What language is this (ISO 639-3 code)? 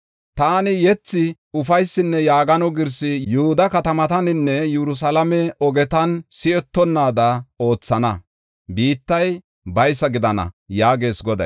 gof